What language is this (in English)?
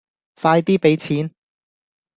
Cantonese